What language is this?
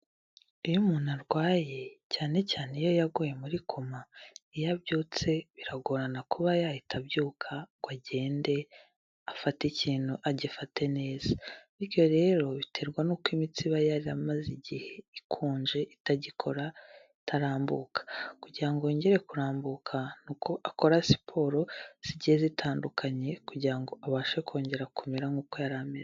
Kinyarwanda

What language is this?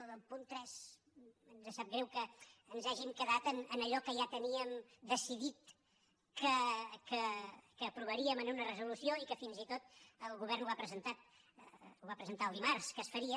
Catalan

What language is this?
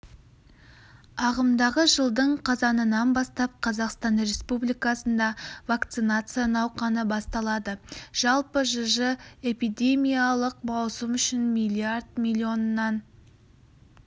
Kazakh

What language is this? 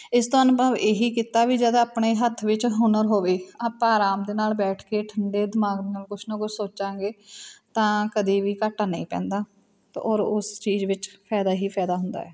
Punjabi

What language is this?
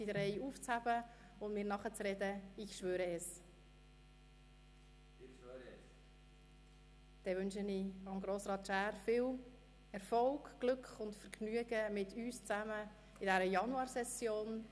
Swiss German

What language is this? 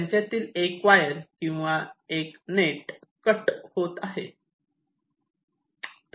Marathi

